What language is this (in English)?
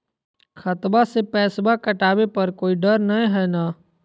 Magahi